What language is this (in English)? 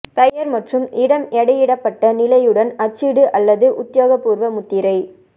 Tamil